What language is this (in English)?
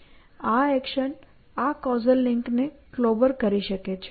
Gujarati